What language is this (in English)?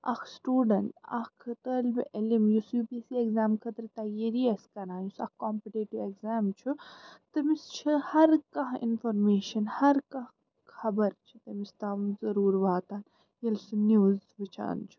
Kashmiri